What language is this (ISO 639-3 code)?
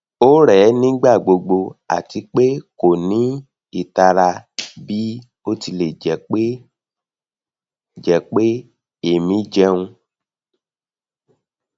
yor